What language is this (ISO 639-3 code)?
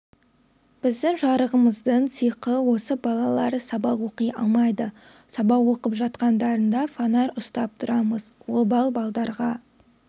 kaz